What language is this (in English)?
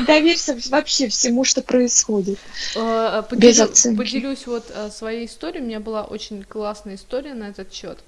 Russian